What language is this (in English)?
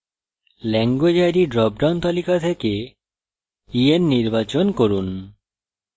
Bangla